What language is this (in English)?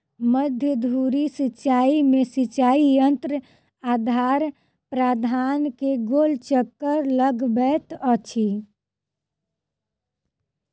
Maithili